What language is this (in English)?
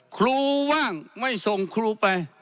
Thai